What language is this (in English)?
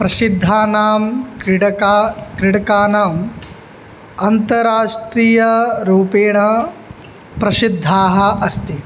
Sanskrit